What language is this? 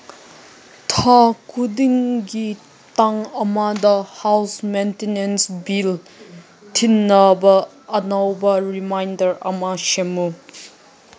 Manipuri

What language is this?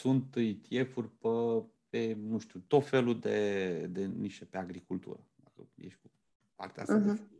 Romanian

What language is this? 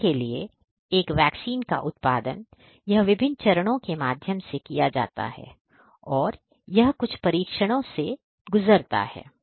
Hindi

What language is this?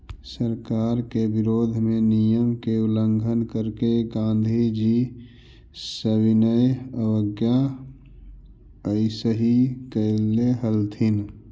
Magahi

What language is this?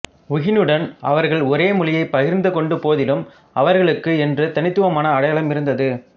Tamil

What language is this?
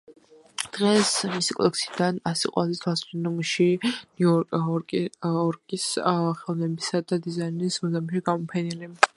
Georgian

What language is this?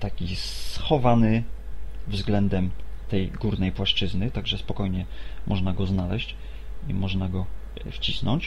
Polish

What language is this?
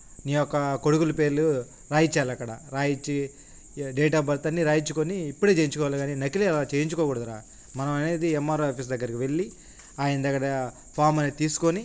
Telugu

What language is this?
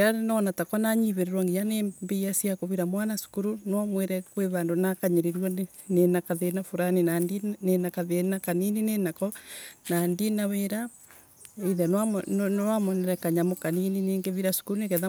Embu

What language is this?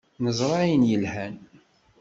Kabyle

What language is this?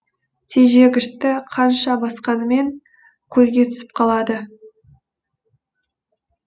Kazakh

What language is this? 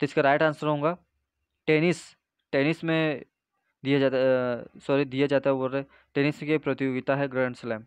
Hindi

